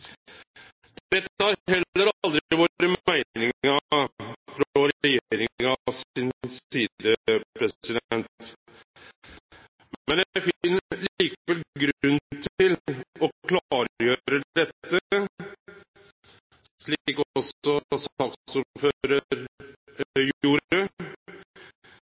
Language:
Norwegian Nynorsk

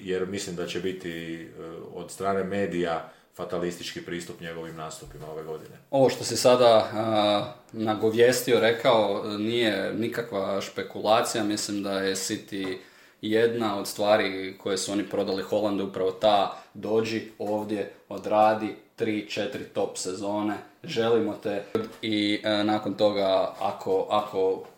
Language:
Croatian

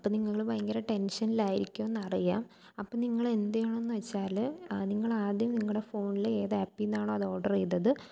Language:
Malayalam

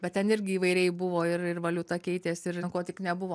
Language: Lithuanian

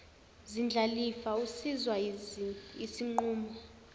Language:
Zulu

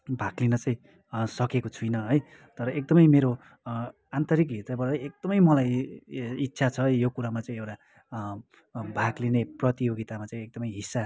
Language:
Nepali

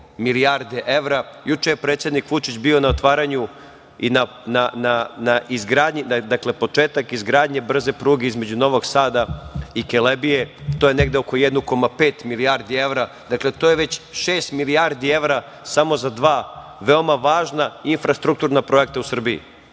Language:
Serbian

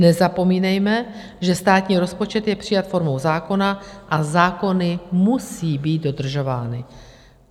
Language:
Czech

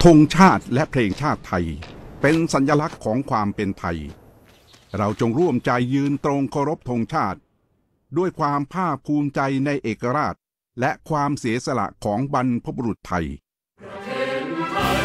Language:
Thai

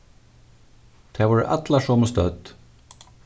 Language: Faroese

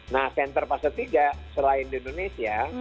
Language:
Indonesian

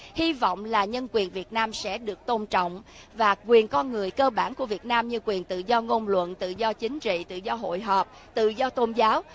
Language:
Vietnamese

